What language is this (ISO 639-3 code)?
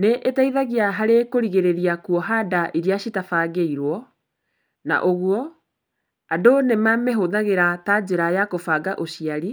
kik